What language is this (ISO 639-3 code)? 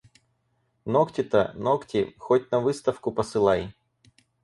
rus